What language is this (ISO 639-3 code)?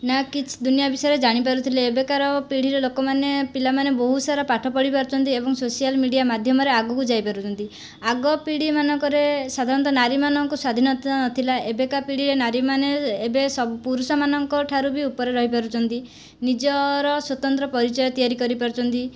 ori